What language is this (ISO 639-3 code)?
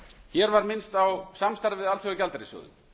isl